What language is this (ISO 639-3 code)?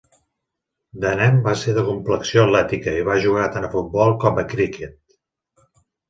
cat